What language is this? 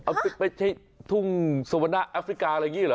Thai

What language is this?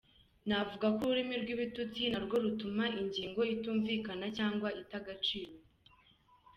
Kinyarwanda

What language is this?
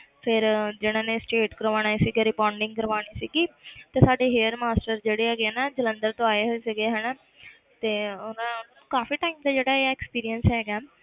Punjabi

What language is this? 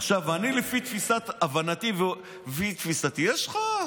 Hebrew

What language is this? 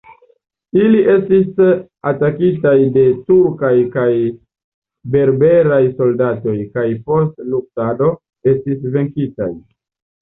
Esperanto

